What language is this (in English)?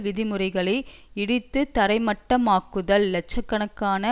Tamil